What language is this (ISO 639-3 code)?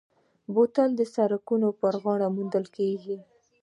pus